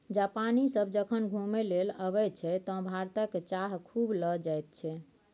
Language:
Maithili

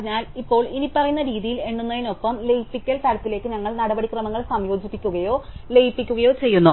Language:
Malayalam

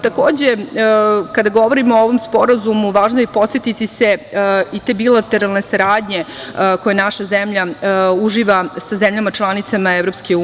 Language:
Serbian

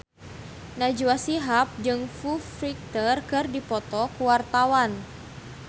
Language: Sundanese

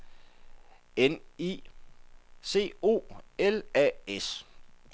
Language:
Danish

